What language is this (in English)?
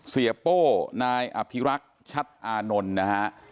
Thai